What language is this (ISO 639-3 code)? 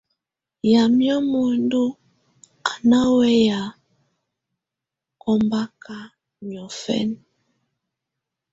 tvu